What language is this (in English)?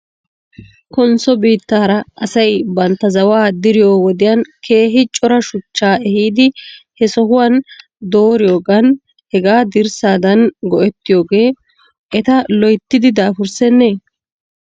Wolaytta